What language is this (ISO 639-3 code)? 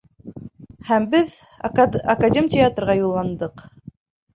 bak